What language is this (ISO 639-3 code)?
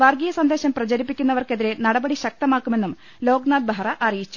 mal